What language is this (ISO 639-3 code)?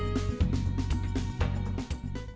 vie